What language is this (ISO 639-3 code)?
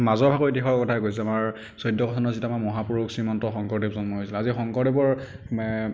asm